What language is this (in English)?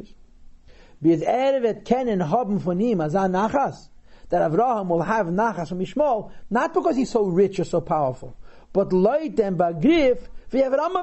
English